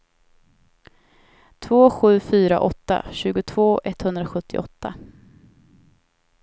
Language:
Swedish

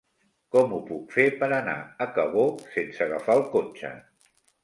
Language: Catalan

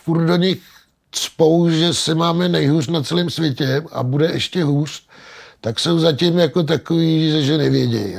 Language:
Czech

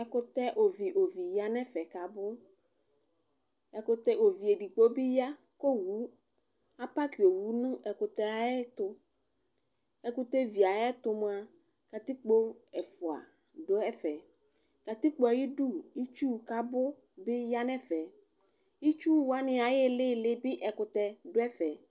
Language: Ikposo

